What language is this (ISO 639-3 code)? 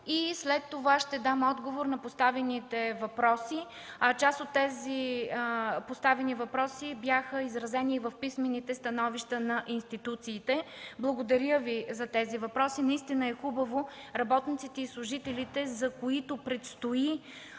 bul